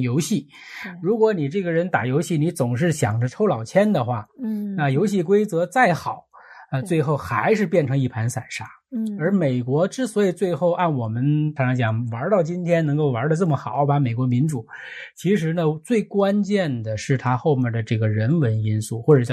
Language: Chinese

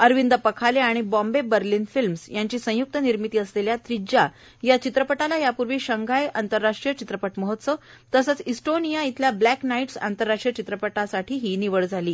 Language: Marathi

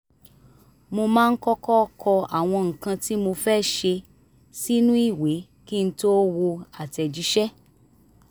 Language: Yoruba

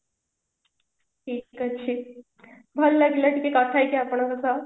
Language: Odia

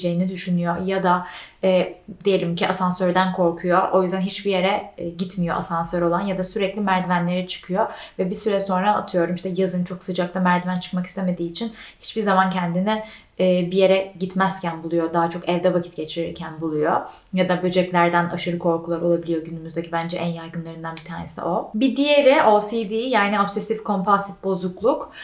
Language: Turkish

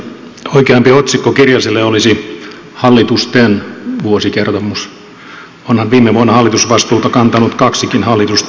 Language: Finnish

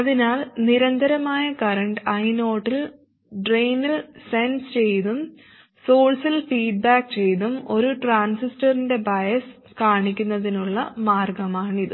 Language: Malayalam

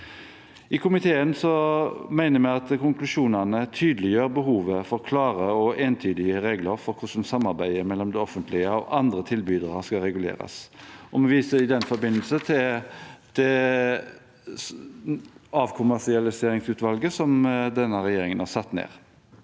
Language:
Norwegian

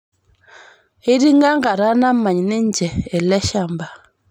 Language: Masai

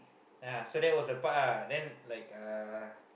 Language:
English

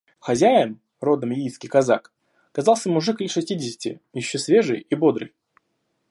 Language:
Russian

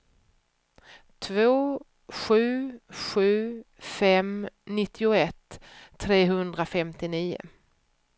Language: Swedish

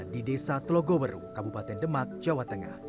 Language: Indonesian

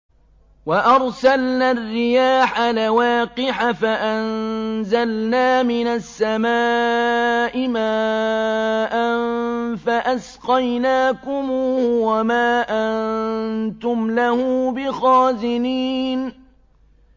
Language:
Arabic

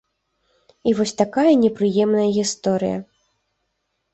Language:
Belarusian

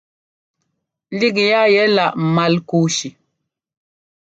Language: Ngomba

